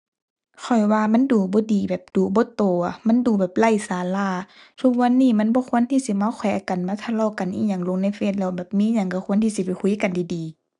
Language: Thai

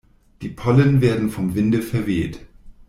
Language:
German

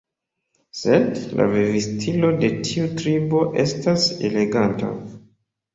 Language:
Esperanto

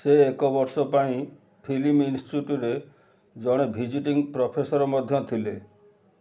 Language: Odia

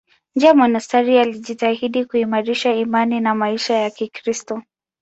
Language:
Swahili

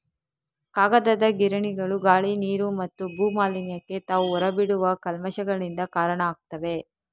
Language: Kannada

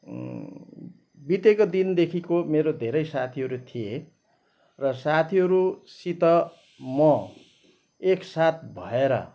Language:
Nepali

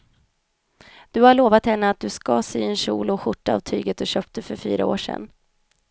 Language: Swedish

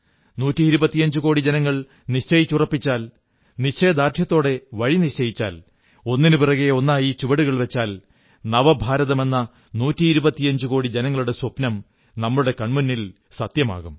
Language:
Malayalam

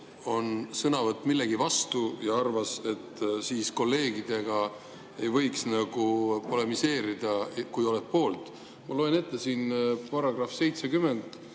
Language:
Estonian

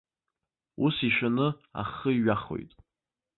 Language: Abkhazian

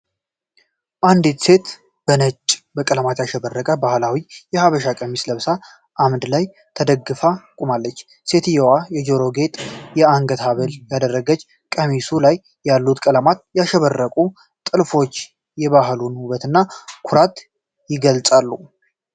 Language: Amharic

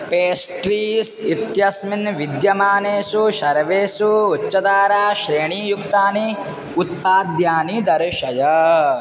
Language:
Sanskrit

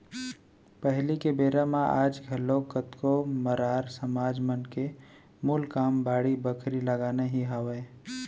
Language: Chhattisgarhi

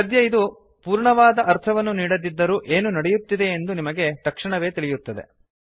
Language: Kannada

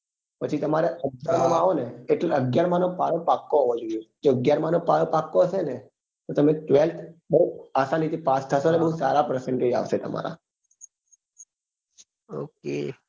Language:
Gujarati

